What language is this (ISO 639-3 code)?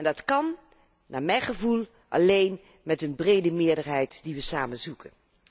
nld